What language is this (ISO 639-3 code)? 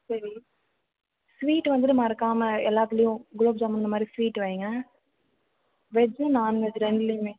tam